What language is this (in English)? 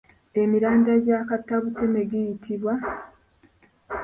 Ganda